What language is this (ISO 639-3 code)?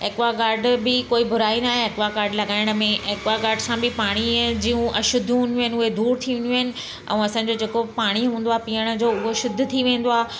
snd